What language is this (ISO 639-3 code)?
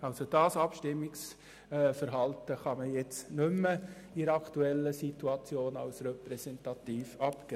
gsw